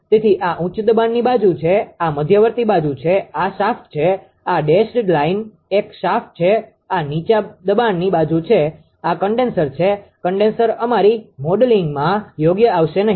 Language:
Gujarati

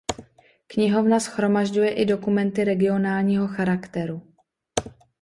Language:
Czech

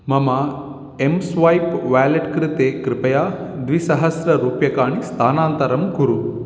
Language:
Sanskrit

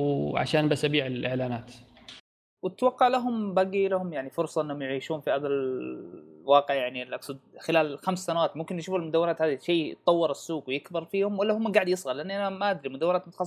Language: Arabic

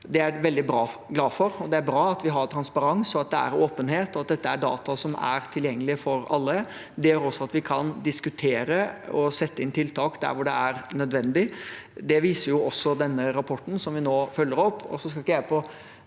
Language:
Norwegian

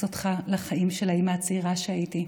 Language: Hebrew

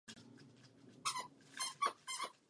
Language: Czech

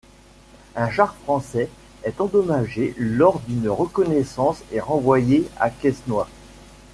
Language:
French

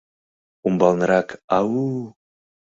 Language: Mari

